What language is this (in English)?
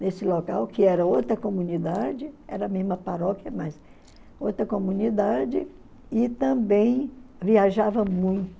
Portuguese